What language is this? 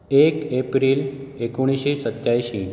Konkani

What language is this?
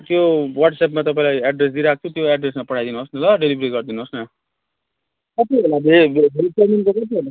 Nepali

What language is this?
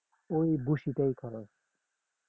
Bangla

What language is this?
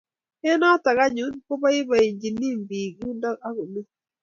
Kalenjin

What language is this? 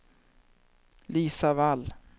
Swedish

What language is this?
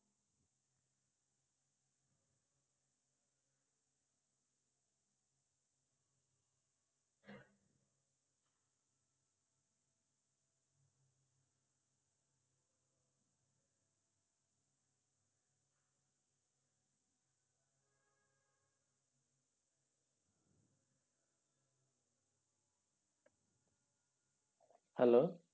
Bangla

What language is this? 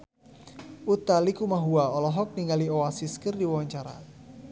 Sundanese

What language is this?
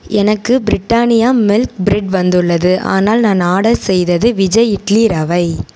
Tamil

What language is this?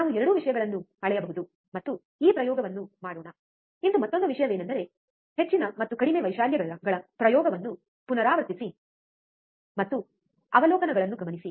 Kannada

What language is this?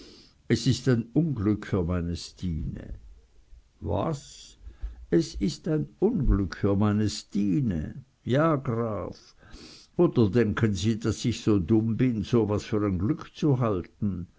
German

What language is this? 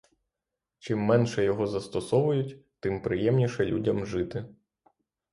Ukrainian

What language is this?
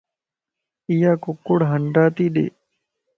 Lasi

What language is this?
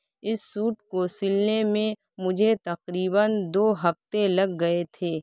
Urdu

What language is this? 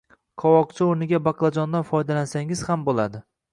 Uzbek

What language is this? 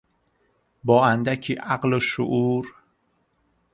Persian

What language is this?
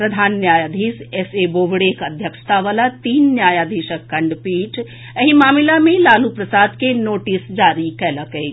Maithili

